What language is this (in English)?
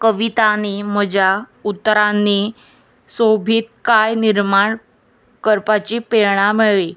Konkani